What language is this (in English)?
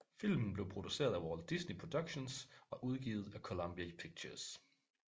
Danish